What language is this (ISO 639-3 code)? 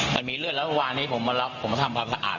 tha